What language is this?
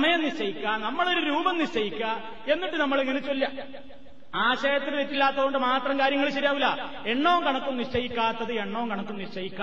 Malayalam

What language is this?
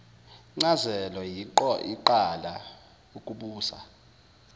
Zulu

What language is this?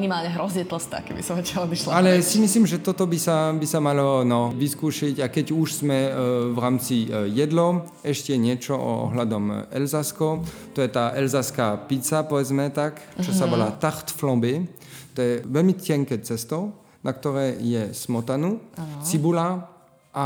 Slovak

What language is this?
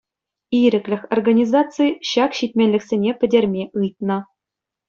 Chuvash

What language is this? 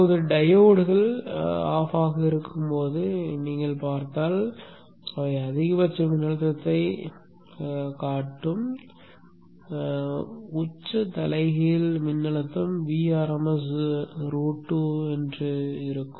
Tamil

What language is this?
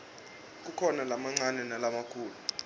Swati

